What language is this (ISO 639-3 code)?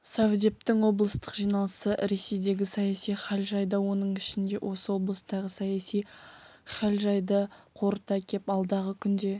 kaz